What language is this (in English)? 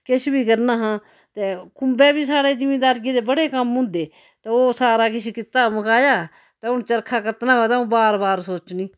Dogri